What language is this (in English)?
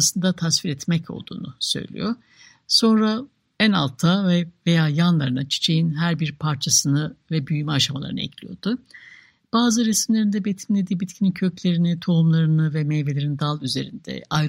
Turkish